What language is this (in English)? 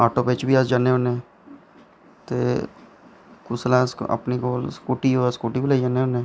Dogri